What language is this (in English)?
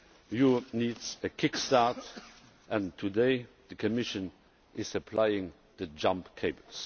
English